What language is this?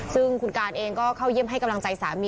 Thai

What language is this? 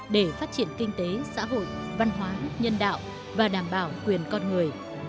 Vietnamese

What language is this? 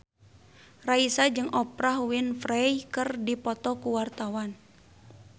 Sundanese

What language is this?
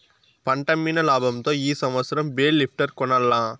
Telugu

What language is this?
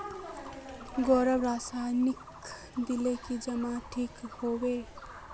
Magahi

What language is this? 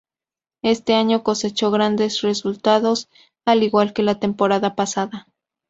Spanish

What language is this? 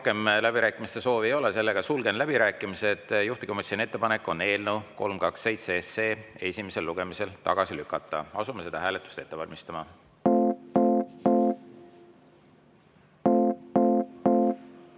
Estonian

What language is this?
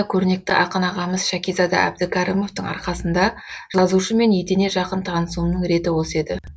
Kazakh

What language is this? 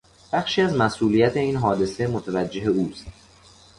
Persian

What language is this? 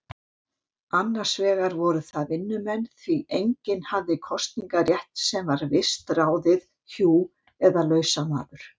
Icelandic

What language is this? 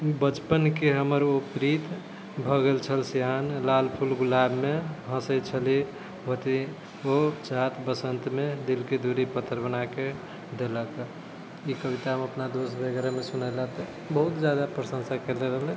Maithili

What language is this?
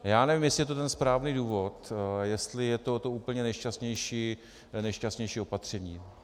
Czech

